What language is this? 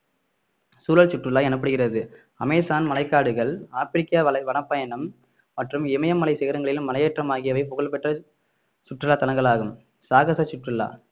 Tamil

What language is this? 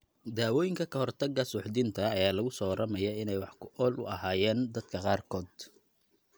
Somali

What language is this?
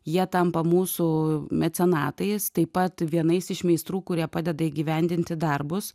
Lithuanian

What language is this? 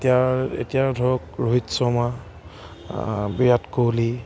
Assamese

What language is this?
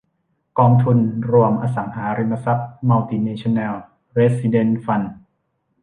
Thai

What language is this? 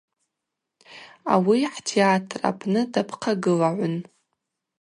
Abaza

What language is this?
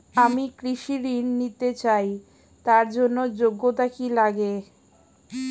Bangla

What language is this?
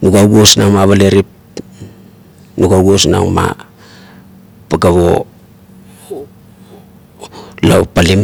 Kuot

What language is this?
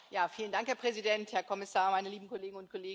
German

